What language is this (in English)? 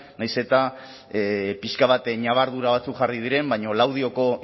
Basque